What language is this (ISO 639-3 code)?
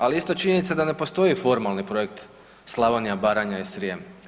hrv